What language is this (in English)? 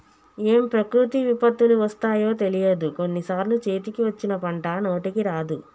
Telugu